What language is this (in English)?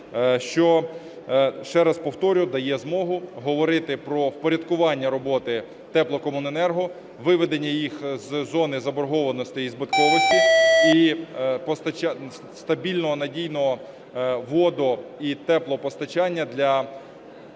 Ukrainian